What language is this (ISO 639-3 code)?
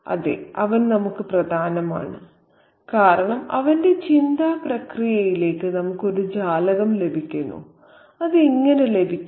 mal